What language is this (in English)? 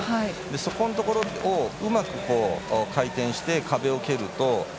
Japanese